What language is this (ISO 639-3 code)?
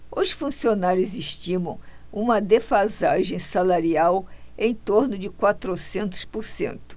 por